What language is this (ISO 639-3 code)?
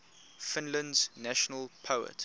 eng